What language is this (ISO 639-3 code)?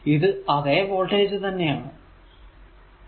mal